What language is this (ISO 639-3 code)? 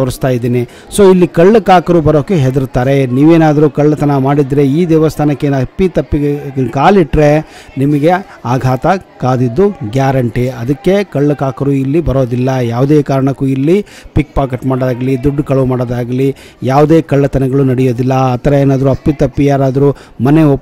kan